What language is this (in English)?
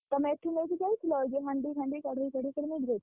Odia